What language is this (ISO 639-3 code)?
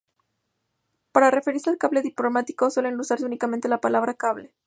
spa